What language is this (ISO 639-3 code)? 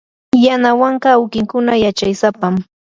qur